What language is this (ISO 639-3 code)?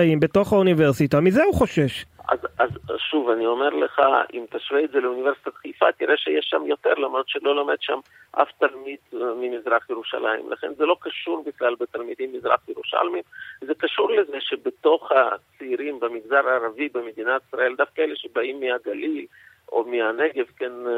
heb